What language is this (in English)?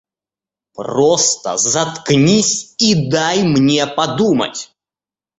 Russian